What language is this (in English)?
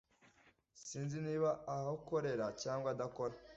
Kinyarwanda